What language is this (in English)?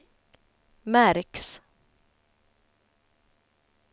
Swedish